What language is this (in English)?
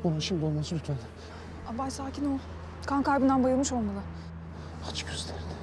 Turkish